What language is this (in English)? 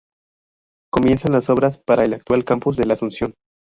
Spanish